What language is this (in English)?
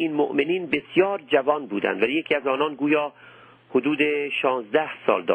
Persian